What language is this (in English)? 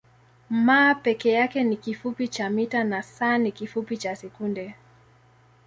Swahili